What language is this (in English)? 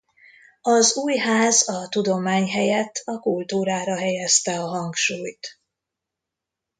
Hungarian